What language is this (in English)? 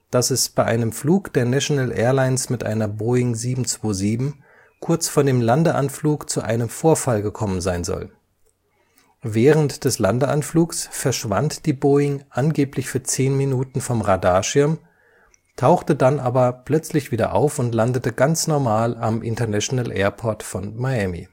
German